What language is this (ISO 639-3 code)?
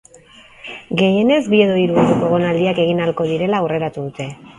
eus